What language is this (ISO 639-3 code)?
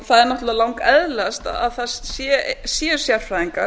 isl